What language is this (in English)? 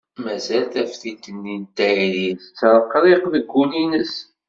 Kabyle